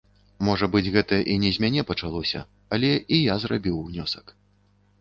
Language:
Belarusian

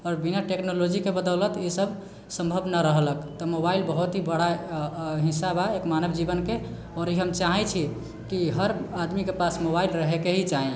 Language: Maithili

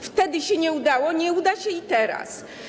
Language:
Polish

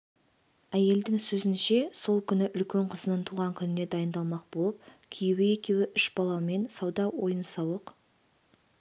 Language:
Kazakh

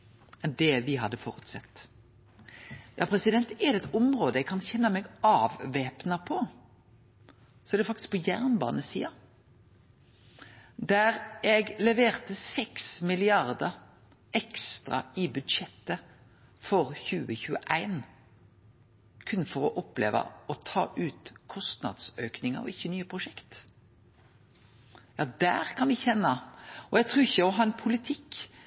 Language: Norwegian Nynorsk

